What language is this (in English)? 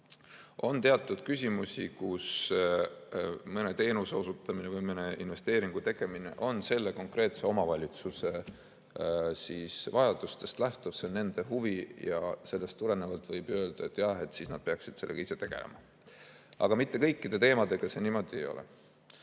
Estonian